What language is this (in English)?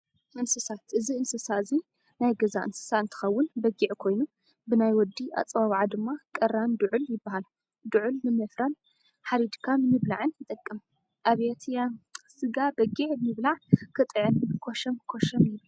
Tigrinya